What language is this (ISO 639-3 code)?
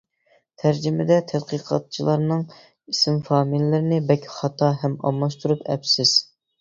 uig